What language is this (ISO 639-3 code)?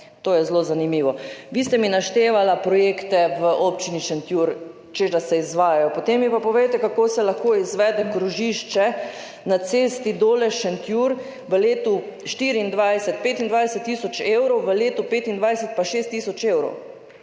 slv